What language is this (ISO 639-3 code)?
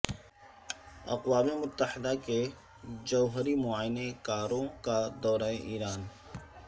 urd